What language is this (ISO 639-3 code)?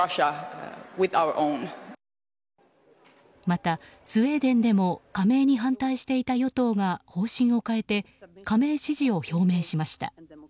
jpn